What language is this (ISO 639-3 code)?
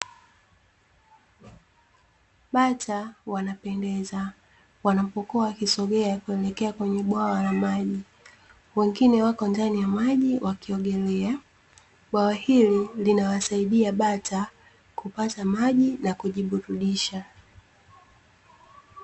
swa